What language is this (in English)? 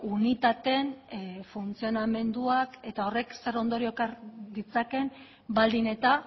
Basque